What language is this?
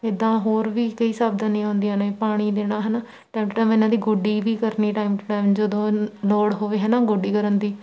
Punjabi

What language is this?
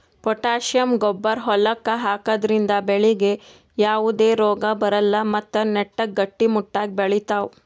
Kannada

